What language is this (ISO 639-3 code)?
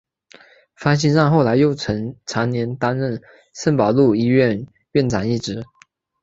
zho